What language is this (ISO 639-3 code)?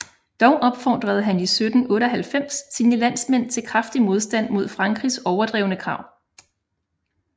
dan